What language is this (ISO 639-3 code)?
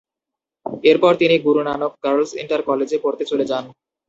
ben